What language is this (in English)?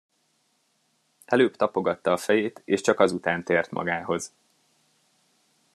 Hungarian